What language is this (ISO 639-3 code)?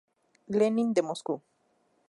spa